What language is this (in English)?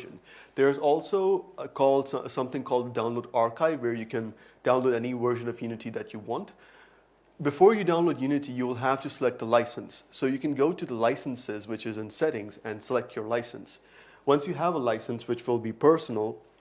English